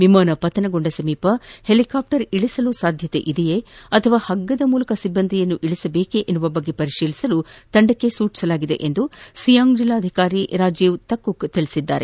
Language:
Kannada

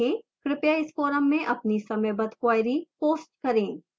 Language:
Hindi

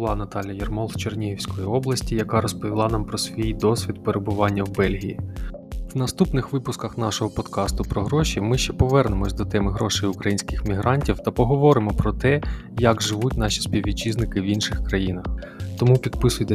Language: Ukrainian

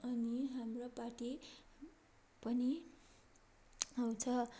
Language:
Nepali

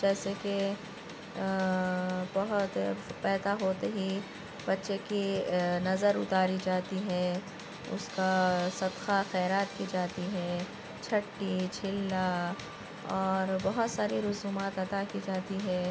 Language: Urdu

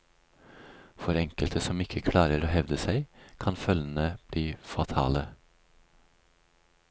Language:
Norwegian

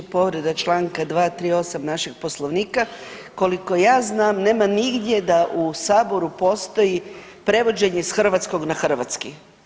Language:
Croatian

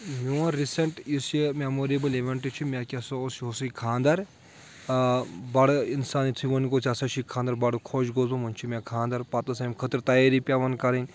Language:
Kashmiri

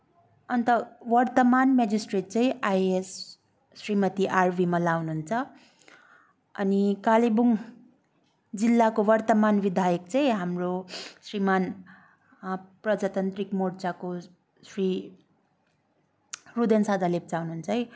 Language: Nepali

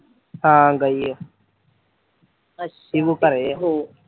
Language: Punjabi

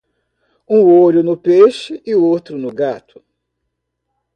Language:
Portuguese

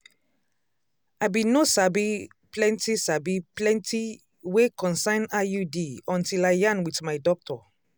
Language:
Nigerian Pidgin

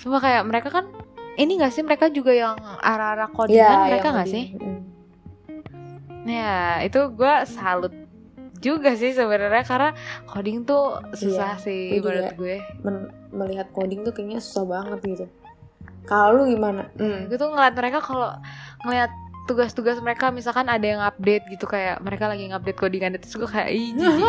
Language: Indonesian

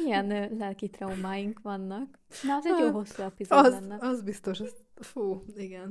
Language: Hungarian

